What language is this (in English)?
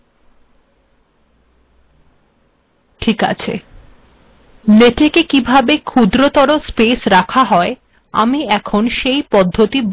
Bangla